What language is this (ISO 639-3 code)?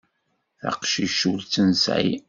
kab